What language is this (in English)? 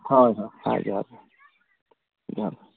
Santali